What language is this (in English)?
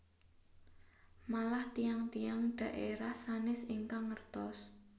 Javanese